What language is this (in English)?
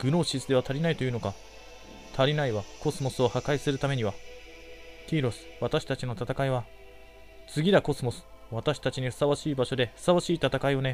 Japanese